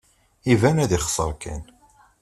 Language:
Kabyle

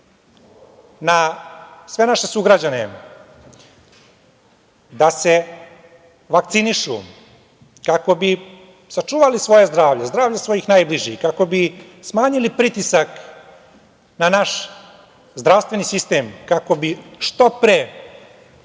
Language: Serbian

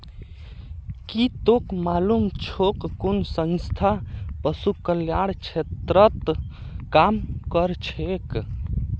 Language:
Magahi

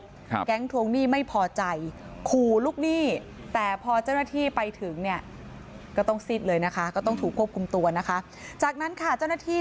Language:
Thai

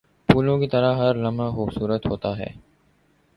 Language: Urdu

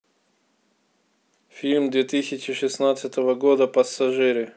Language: Russian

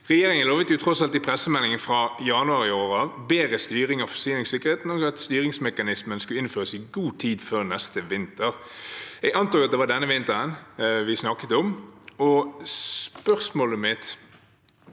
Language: Norwegian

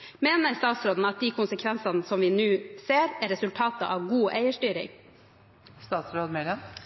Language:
Norwegian Bokmål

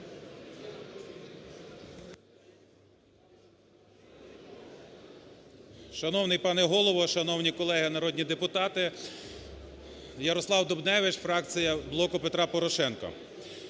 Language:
Ukrainian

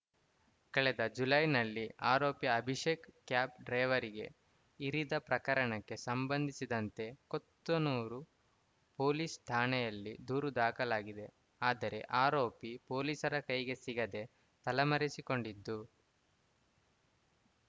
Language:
Kannada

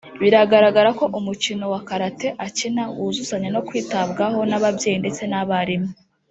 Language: Kinyarwanda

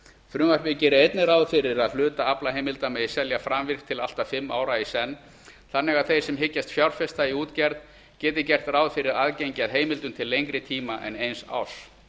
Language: Icelandic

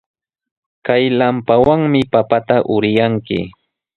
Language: Sihuas Ancash Quechua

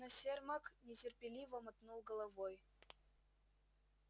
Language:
Russian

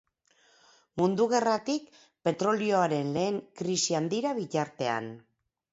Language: Basque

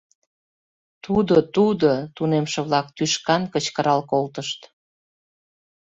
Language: Mari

